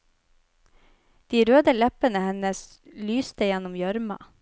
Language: Norwegian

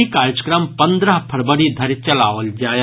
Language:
Maithili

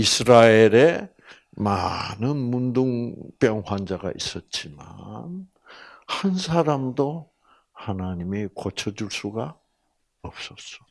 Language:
Korean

